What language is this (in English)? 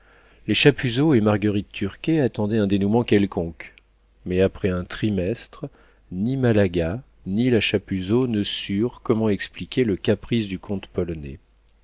French